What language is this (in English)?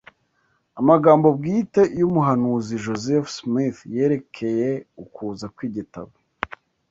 Kinyarwanda